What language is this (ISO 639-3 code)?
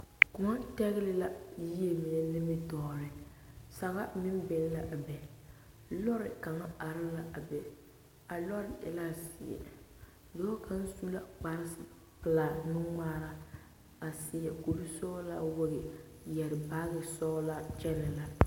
dga